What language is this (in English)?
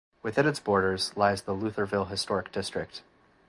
English